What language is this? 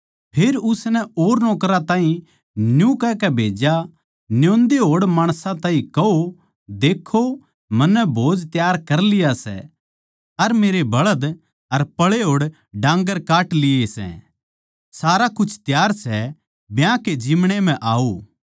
Haryanvi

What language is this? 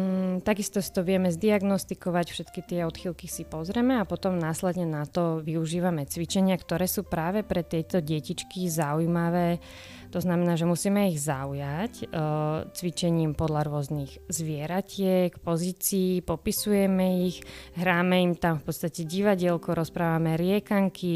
Slovak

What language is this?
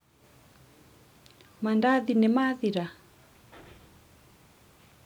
Kikuyu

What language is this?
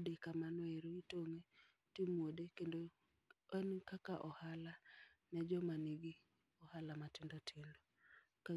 Luo (Kenya and Tanzania)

